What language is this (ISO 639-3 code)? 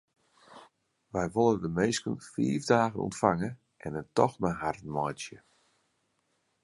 fry